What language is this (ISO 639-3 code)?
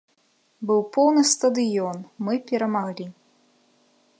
bel